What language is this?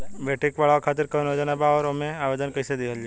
Bhojpuri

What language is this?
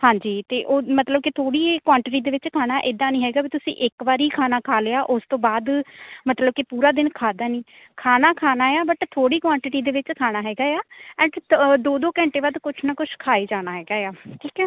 Punjabi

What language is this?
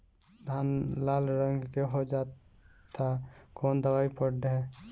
Bhojpuri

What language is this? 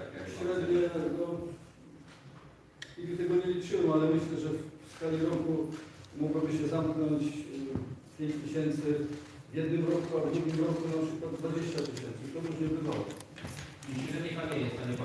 Polish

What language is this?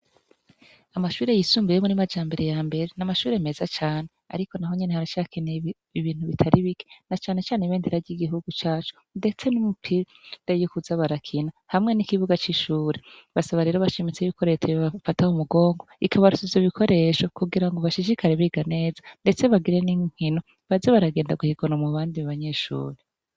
Rundi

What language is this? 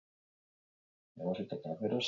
Basque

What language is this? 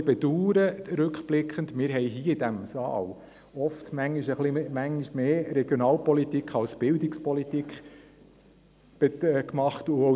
Swiss German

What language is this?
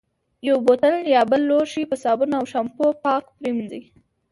Pashto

